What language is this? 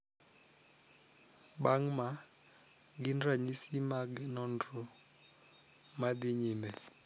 Luo (Kenya and Tanzania)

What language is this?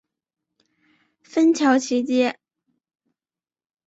Chinese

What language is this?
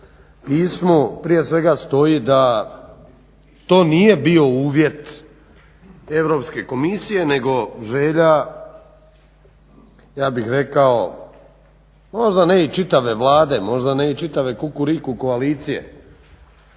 Croatian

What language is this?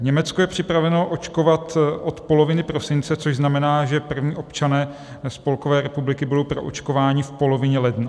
Czech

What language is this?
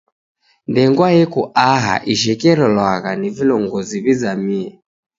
Taita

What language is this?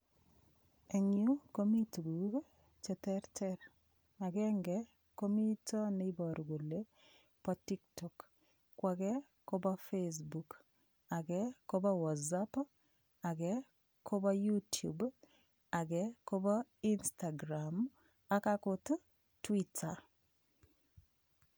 Kalenjin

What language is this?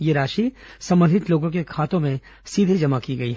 Hindi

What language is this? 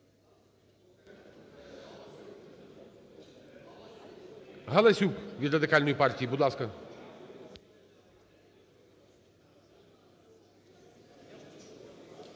Ukrainian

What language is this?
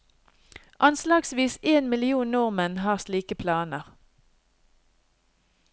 Norwegian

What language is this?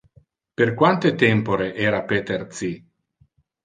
Interlingua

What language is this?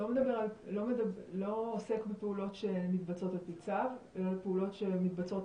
Hebrew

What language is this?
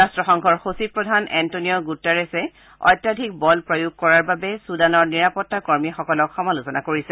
Assamese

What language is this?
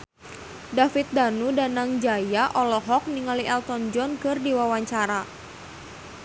Sundanese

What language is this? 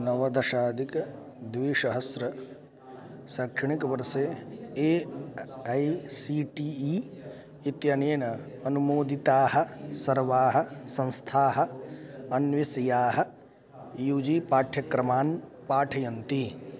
Sanskrit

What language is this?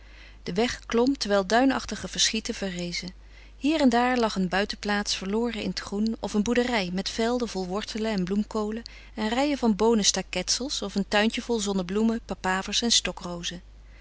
Dutch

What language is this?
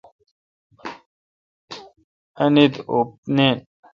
Kalkoti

